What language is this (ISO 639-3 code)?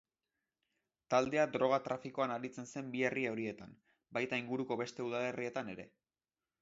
eus